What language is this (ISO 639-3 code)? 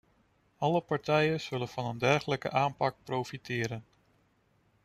nld